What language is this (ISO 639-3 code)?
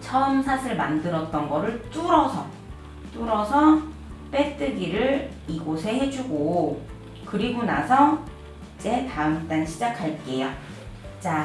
kor